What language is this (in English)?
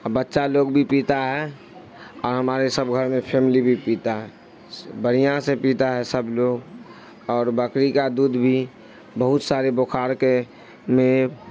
Urdu